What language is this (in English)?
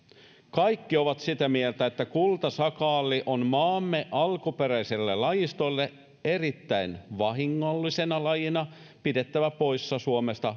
Finnish